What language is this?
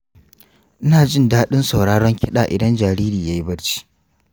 Hausa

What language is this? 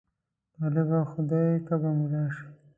Pashto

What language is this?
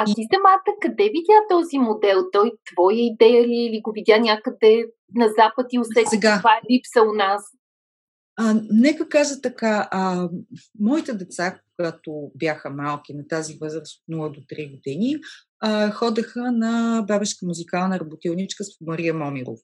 Bulgarian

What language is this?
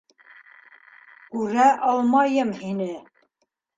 Bashkir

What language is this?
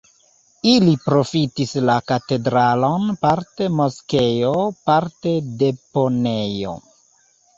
Esperanto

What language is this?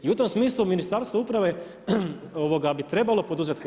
Croatian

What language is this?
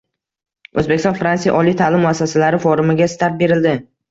Uzbek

